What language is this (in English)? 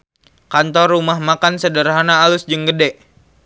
Sundanese